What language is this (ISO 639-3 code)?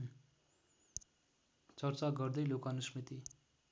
nep